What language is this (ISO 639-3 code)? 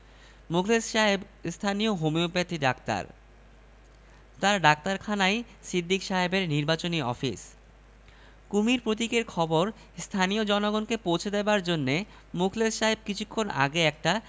ben